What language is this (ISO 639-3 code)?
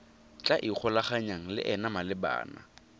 tsn